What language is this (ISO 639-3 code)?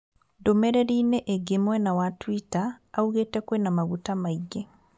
kik